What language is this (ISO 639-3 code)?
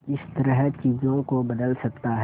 hin